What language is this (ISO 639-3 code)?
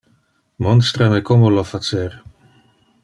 ina